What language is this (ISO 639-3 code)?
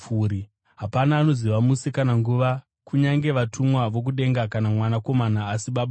sna